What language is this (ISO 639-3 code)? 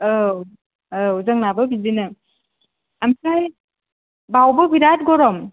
brx